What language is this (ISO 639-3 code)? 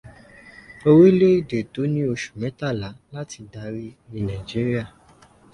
yor